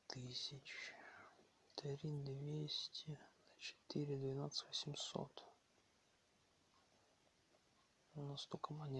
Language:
Russian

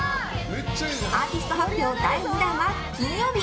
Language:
Japanese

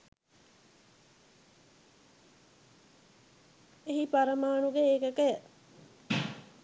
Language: Sinhala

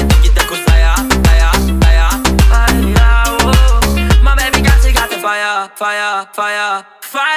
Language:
Turkish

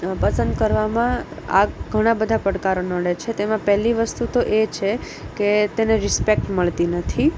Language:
Gujarati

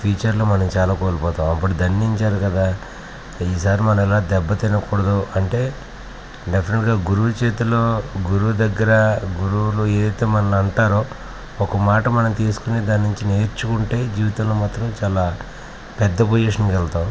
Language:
Telugu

